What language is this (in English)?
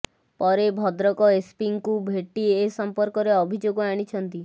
Odia